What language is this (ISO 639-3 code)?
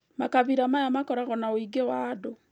kik